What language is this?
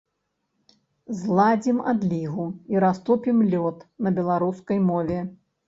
Belarusian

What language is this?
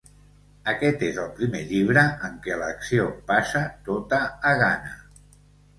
Catalan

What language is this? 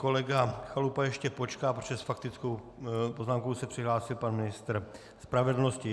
Czech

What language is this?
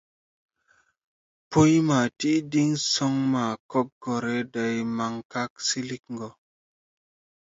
Tupuri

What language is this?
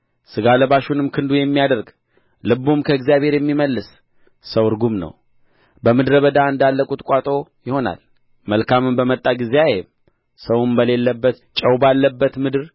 Amharic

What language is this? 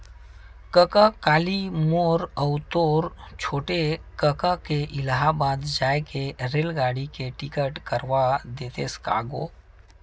Chhattisgarhi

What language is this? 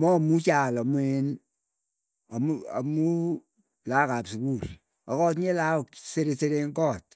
Keiyo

